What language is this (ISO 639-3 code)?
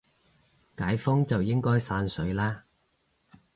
yue